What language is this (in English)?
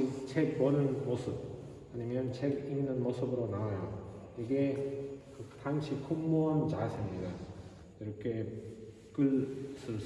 Korean